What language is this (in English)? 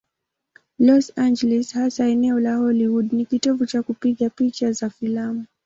Swahili